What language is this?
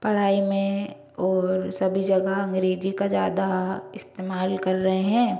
Hindi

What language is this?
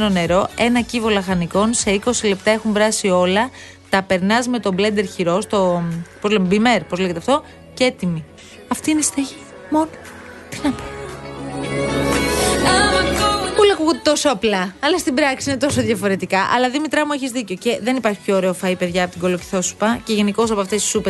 Greek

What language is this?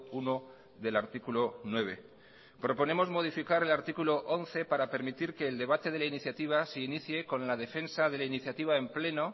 Spanish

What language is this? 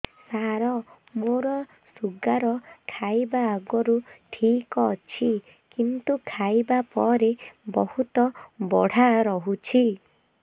Odia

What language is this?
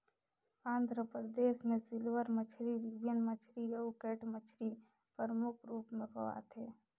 Chhattisgarhi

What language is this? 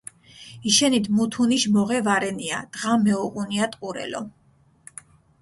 Mingrelian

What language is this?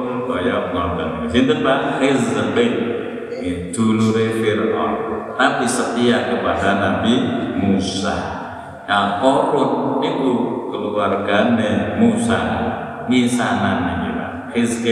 Indonesian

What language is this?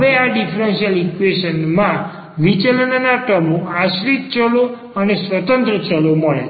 Gujarati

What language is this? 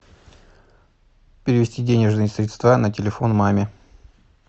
Russian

